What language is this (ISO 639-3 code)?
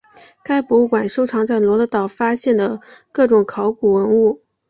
zho